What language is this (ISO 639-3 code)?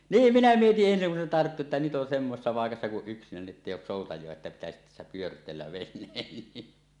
fin